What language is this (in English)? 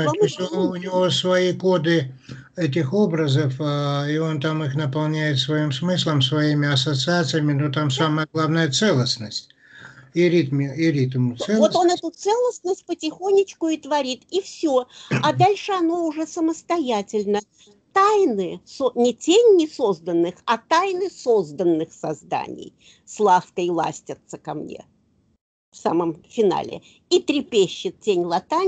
Russian